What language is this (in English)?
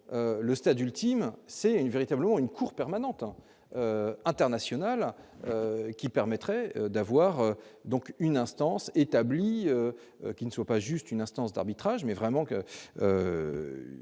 French